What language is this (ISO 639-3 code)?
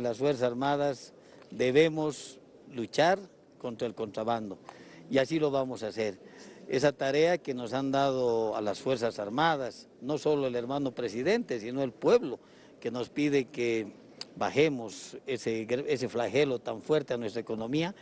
spa